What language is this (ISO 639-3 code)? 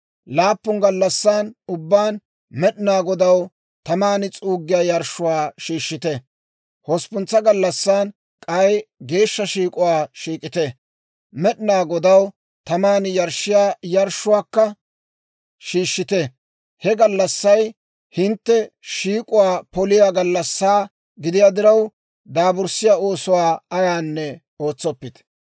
dwr